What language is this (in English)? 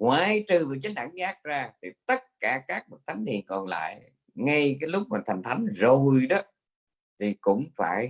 Vietnamese